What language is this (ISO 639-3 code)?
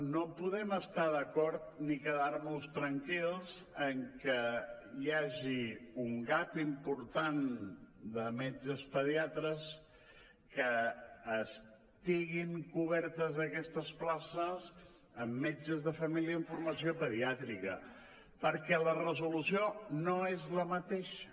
cat